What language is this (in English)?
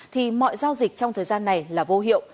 Vietnamese